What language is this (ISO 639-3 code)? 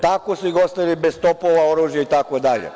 srp